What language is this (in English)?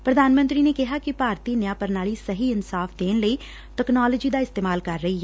Punjabi